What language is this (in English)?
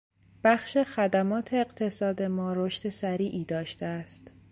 Persian